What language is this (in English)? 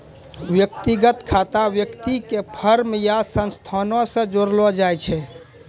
Maithili